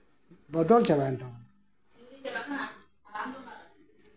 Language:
Santali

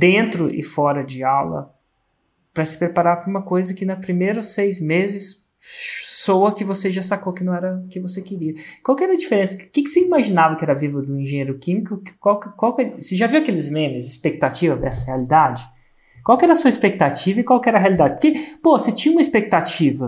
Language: Portuguese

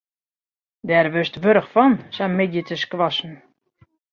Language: Western Frisian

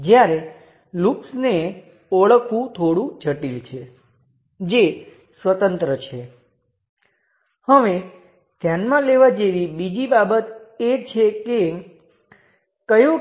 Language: Gujarati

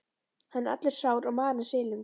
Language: Icelandic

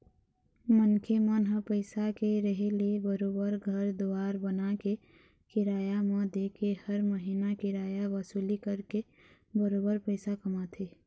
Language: Chhattisgarhi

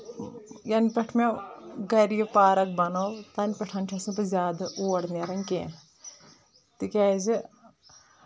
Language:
Kashmiri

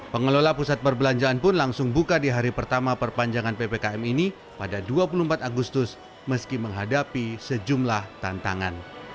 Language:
Indonesian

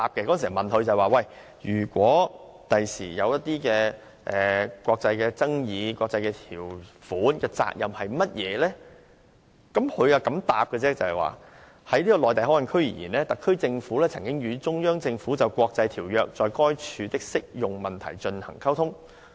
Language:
Cantonese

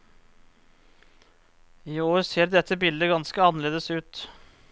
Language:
Norwegian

